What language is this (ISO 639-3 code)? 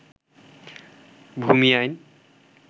ben